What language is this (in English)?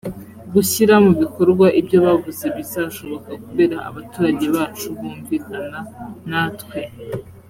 Kinyarwanda